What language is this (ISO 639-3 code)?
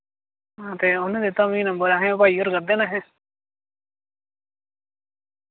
doi